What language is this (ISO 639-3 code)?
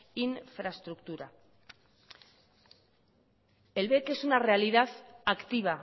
spa